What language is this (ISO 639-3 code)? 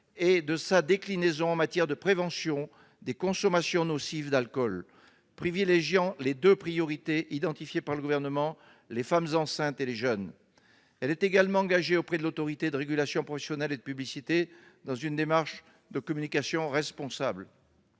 fra